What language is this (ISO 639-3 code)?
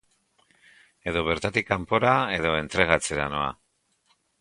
eus